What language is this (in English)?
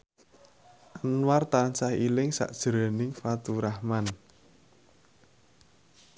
Javanese